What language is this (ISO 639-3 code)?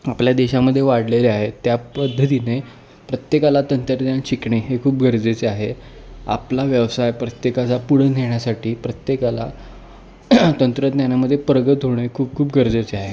mar